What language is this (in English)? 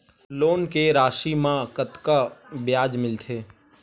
Chhattisgarhi